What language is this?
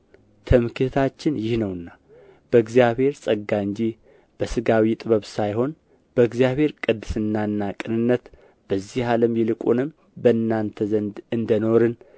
Amharic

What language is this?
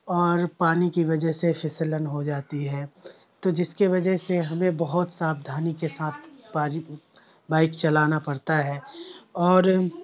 Urdu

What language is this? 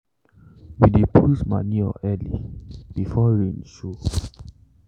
Nigerian Pidgin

